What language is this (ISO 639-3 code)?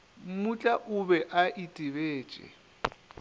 nso